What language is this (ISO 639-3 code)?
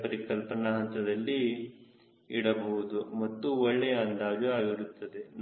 kan